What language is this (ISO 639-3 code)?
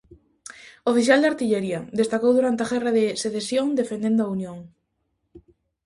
glg